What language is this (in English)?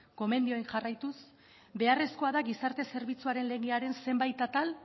Basque